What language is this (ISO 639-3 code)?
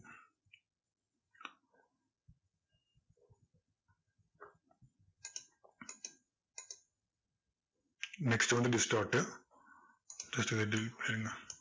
tam